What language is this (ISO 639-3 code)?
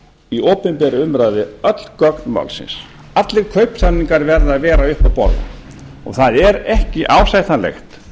isl